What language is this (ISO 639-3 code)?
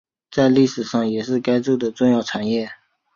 zho